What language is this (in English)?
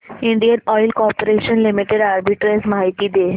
Marathi